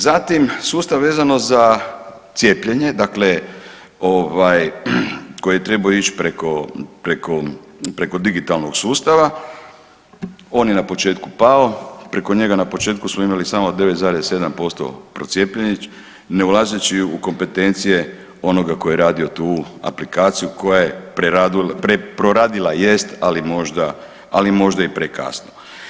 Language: Croatian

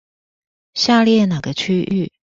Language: Chinese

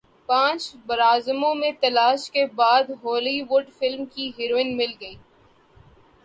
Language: Urdu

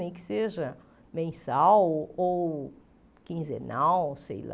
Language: Portuguese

